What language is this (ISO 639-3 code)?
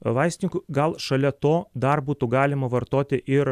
lit